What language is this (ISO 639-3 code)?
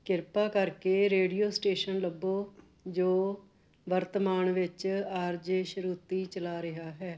pan